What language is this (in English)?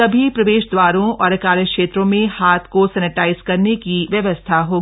Hindi